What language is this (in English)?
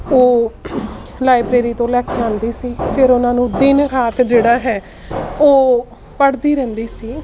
Punjabi